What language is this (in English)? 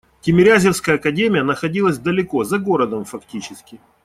Russian